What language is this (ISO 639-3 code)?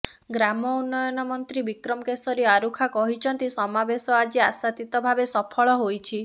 ori